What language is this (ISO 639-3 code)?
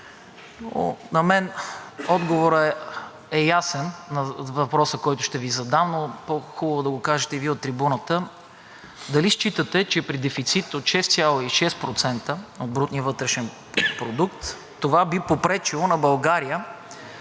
bul